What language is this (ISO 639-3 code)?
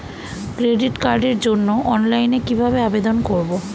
ben